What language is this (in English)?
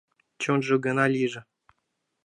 Mari